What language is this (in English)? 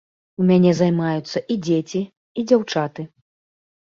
Belarusian